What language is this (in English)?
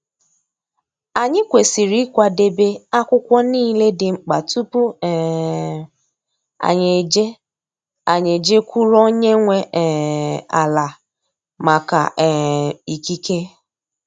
Igbo